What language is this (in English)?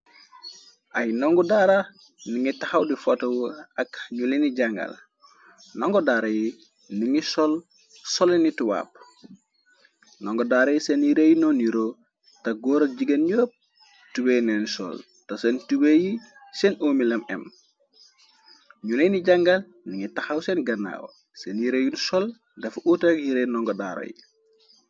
Wolof